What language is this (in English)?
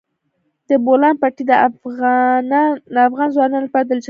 Pashto